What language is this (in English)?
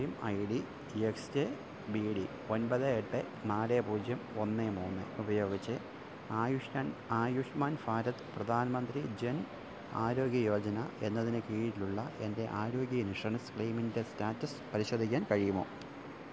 Malayalam